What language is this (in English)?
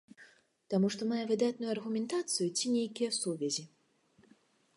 Belarusian